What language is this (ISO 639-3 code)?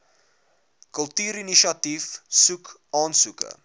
afr